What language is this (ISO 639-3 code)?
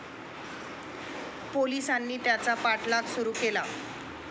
mar